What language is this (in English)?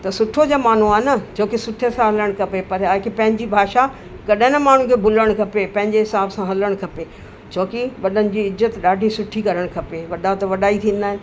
Sindhi